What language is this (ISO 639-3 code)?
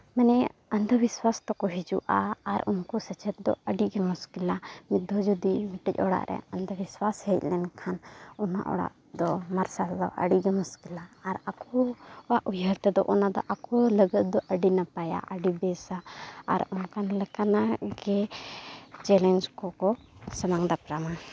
sat